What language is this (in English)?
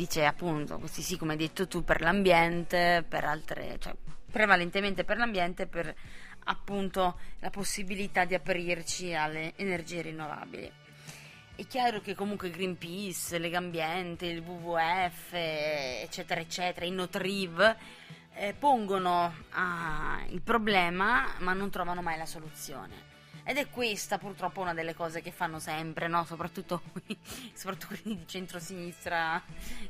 Italian